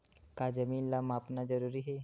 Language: Chhattisgarhi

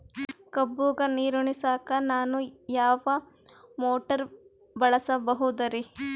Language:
Kannada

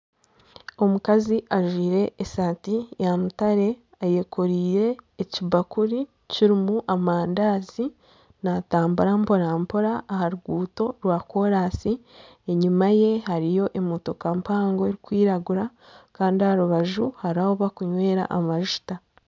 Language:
Nyankole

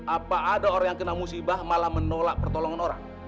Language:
Indonesian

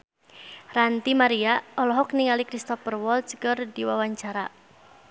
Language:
Sundanese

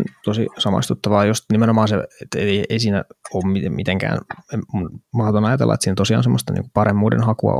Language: Finnish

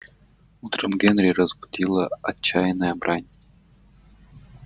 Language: Russian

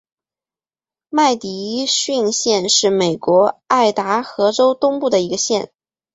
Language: Chinese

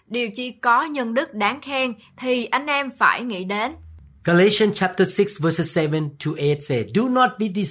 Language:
Vietnamese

